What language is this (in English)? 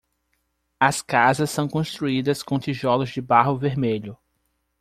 Portuguese